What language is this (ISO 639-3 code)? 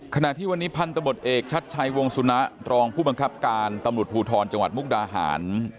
tha